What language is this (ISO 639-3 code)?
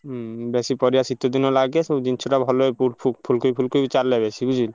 ori